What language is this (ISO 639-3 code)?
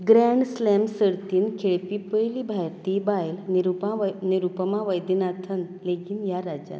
kok